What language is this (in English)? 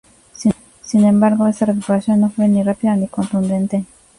Spanish